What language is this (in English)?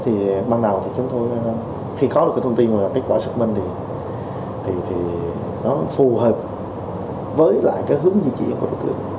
Vietnamese